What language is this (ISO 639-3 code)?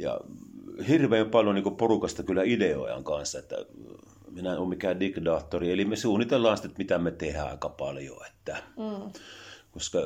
fin